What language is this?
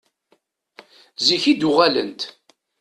Kabyle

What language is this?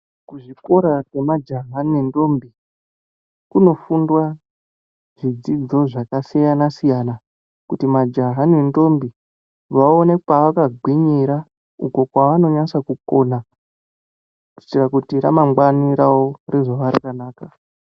Ndau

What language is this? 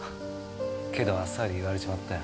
Japanese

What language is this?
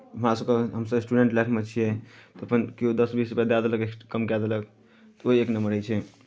Maithili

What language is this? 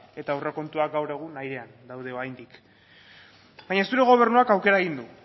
Basque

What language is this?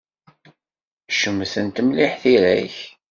Kabyle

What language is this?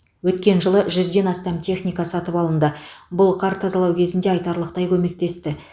Kazakh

